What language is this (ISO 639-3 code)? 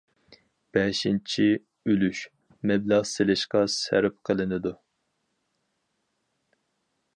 uig